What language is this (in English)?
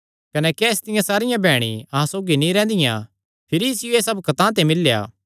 Kangri